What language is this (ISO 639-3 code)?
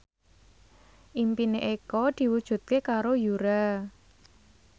jav